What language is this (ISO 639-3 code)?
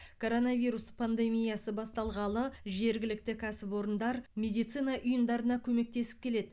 kaz